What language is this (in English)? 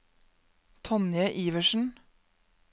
Norwegian